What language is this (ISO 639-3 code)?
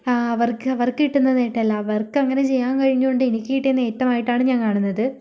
mal